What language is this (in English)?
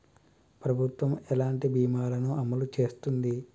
Telugu